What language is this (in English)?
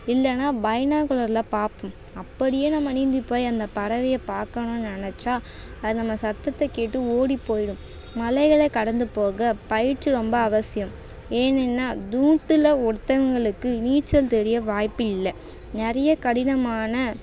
Tamil